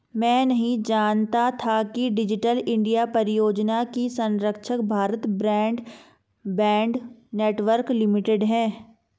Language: Hindi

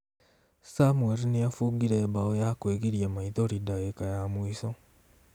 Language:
Kikuyu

